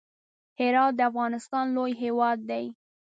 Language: Pashto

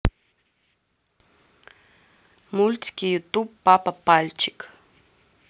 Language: Russian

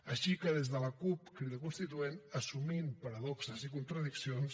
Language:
Catalan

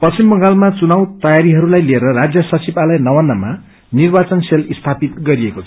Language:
Nepali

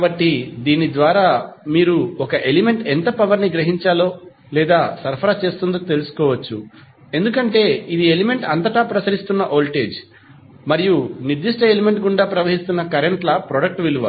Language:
Telugu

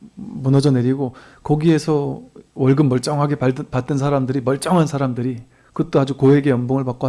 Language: Korean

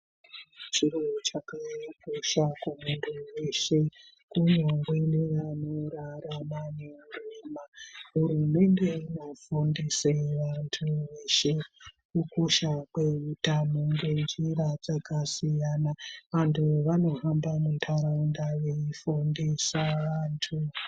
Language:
Ndau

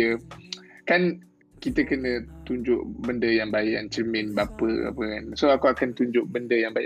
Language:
Malay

